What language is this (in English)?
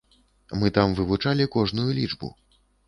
Belarusian